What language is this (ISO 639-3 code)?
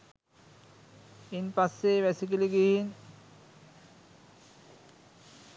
sin